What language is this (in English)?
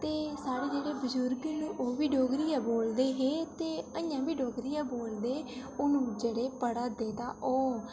Dogri